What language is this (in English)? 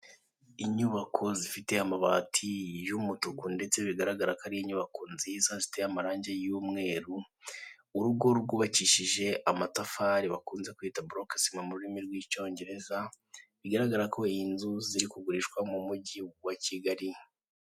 Kinyarwanda